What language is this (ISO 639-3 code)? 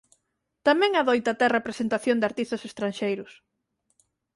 glg